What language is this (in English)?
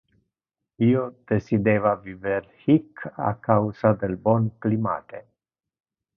Interlingua